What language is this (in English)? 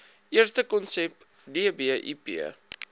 Afrikaans